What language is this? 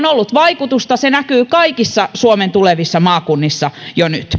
Finnish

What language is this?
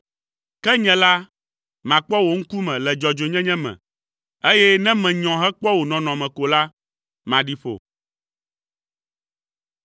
Ewe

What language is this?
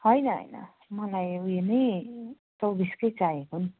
Nepali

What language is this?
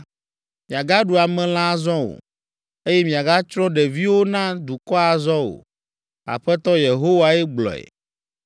Ewe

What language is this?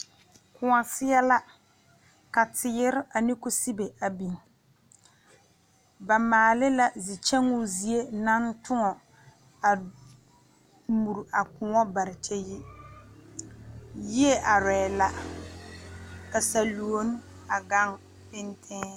Southern Dagaare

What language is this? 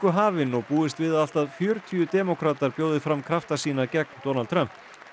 Icelandic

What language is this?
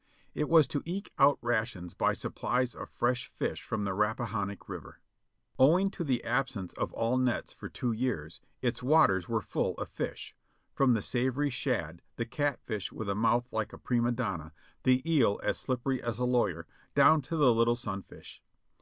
English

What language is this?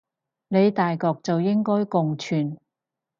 Cantonese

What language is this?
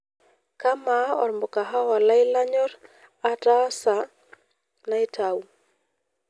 Masai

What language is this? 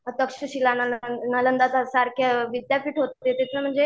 Marathi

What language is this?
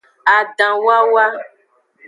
Aja (Benin)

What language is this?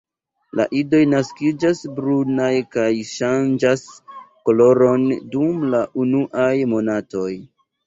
Esperanto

